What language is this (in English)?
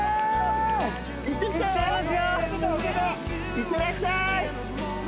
Japanese